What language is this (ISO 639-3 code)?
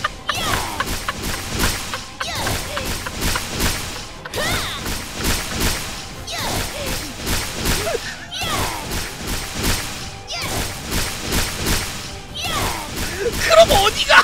kor